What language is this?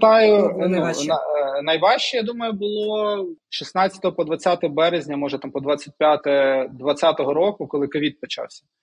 Ukrainian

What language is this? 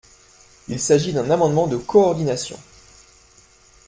French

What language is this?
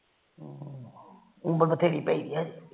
Punjabi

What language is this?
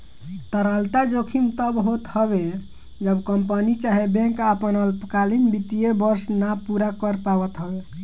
Bhojpuri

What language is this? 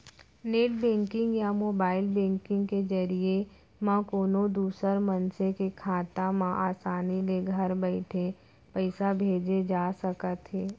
Chhattisgarhi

